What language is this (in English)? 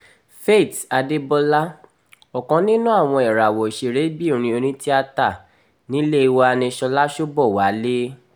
Yoruba